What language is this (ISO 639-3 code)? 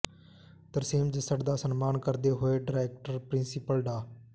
pan